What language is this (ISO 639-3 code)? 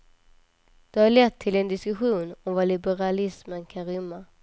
swe